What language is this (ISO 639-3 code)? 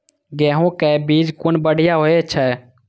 mai